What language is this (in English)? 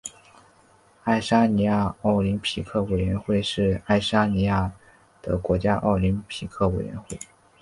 Chinese